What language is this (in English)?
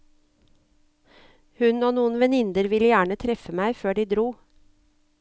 Norwegian